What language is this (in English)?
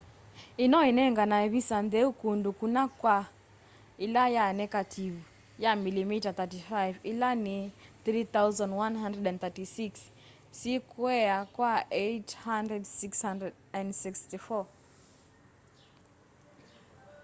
Kamba